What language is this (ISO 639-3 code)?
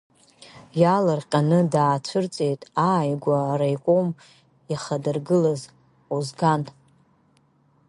abk